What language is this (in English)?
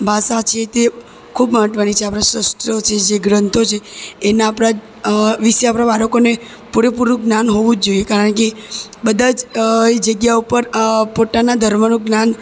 Gujarati